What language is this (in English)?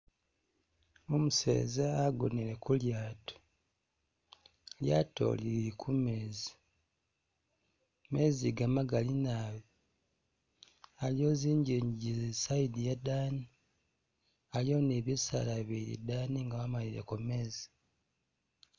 Masaaba